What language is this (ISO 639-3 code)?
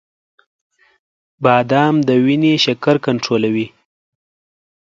pus